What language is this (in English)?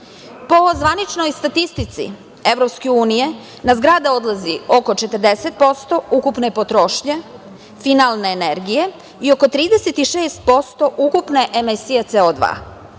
Serbian